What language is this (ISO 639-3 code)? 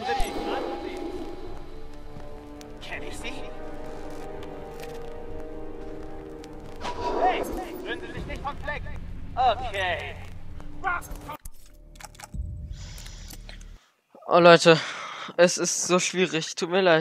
deu